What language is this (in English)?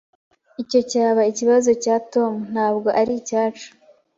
Kinyarwanda